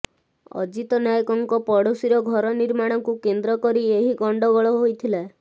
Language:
Odia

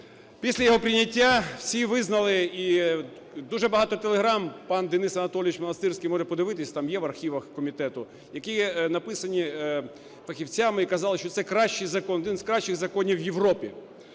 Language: Ukrainian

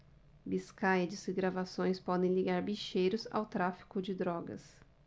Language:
Portuguese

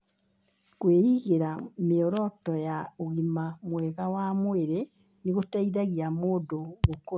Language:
Kikuyu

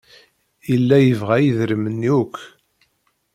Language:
Kabyle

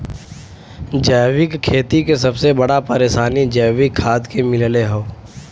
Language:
Bhojpuri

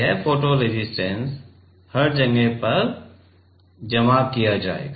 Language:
Hindi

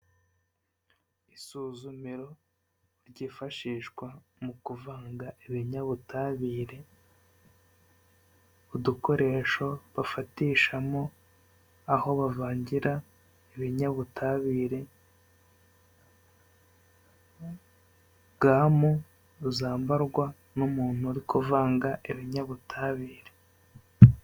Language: Kinyarwanda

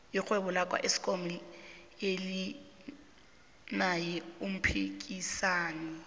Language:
South Ndebele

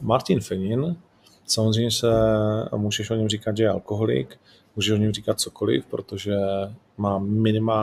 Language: Czech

